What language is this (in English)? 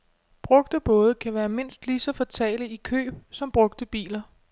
Danish